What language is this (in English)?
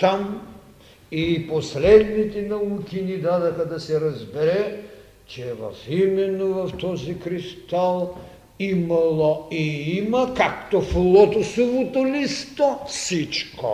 Bulgarian